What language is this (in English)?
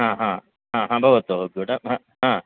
Sanskrit